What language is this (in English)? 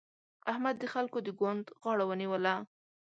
Pashto